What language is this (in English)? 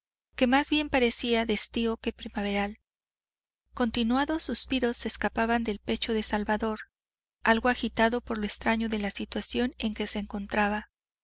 Spanish